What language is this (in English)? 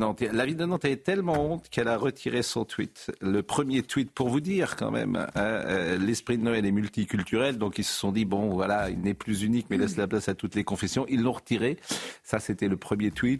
French